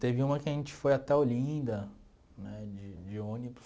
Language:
Portuguese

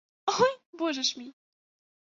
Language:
Ukrainian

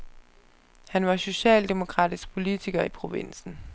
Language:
Danish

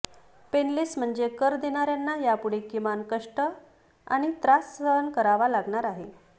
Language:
Marathi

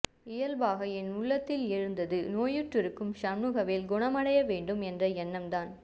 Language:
Tamil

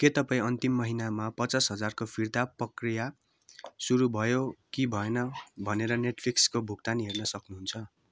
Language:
Nepali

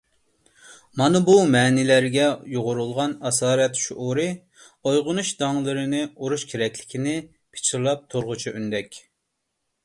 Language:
Uyghur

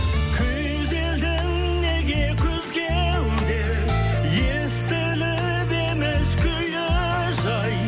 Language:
Kazakh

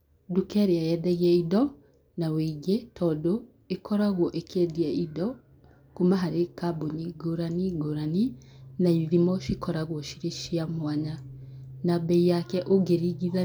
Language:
Kikuyu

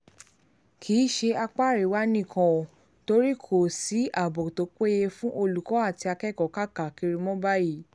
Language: Yoruba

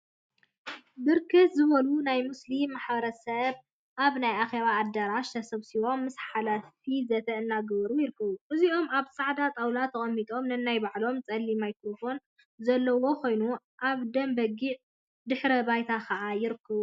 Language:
Tigrinya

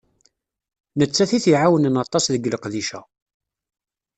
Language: Kabyle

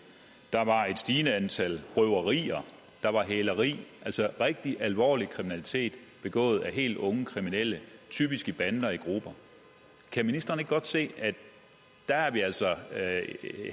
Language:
Danish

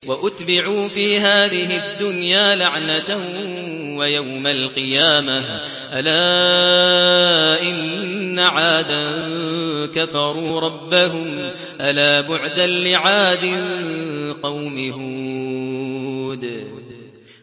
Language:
Arabic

